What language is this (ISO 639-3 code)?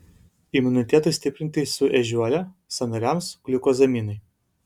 lit